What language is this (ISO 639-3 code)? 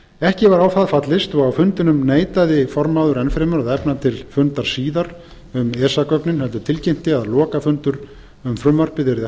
isl